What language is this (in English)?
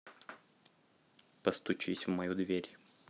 Russian